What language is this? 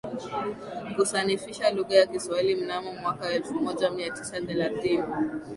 Swahili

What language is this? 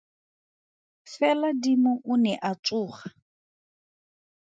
Tswana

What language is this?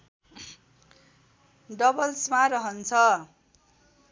Nepali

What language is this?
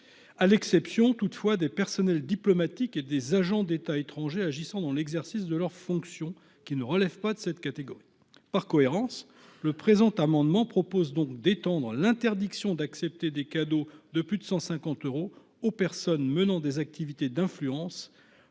French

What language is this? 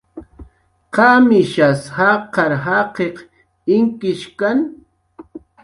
Jaqaru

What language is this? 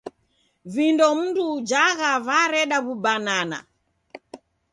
Taita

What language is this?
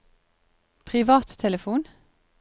Norwegian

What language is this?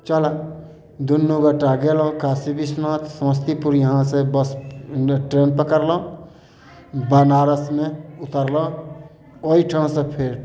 Maithili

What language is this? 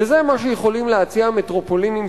Hebrew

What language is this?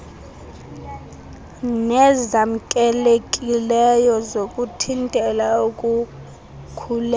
Xhosa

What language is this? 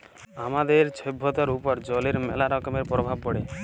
Bangla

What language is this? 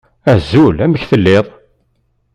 Kabyle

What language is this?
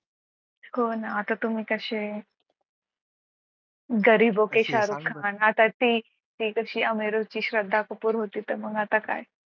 Marathi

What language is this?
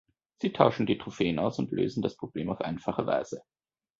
German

